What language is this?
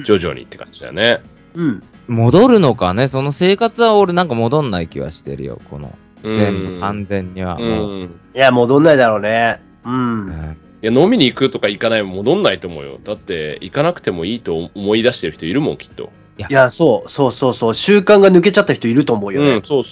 Japanese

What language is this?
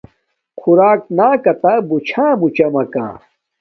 Domaaki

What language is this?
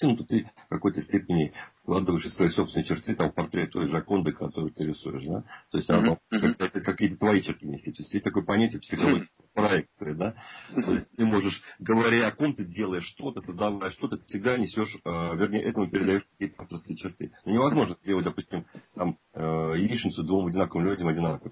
Russian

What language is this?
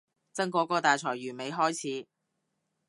Cantonese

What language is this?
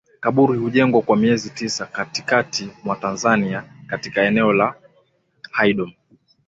Swahili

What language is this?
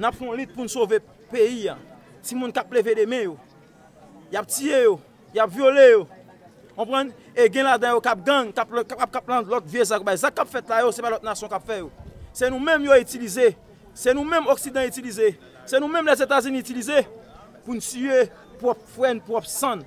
French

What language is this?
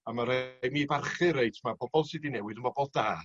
Welsh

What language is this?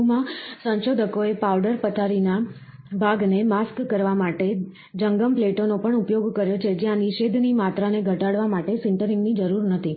Gujarati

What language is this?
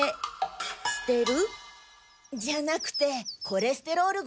Japanese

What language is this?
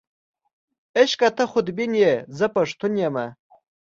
Pashto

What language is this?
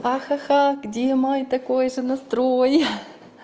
Russian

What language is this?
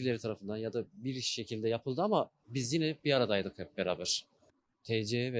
Turkish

